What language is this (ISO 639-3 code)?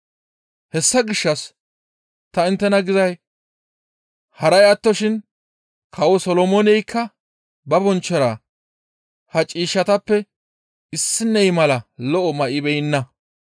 gmv